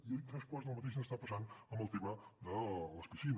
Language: Catalan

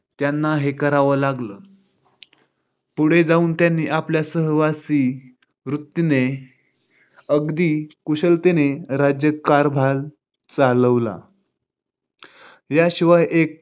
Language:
Marathi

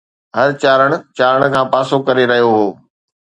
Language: Sindhi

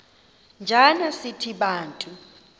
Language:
Xhosa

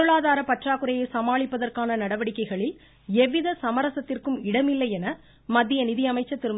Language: Tamil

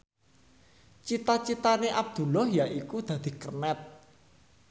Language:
Javanese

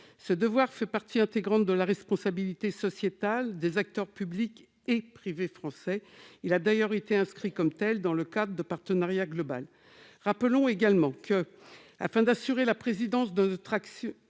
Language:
French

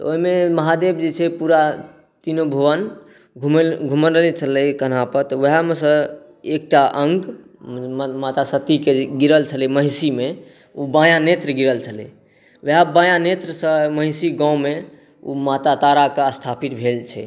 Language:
Maithili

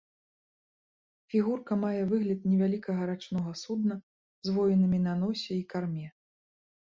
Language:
Belarusian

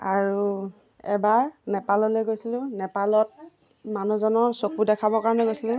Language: Assamese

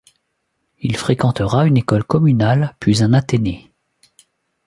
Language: French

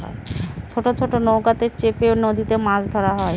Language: Bangla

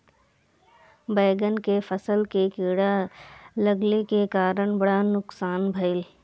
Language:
Bhojpuri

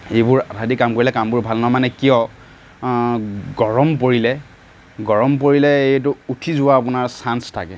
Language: Assamese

